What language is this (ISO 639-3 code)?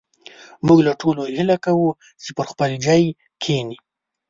pus